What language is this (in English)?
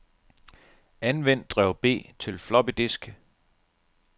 Danish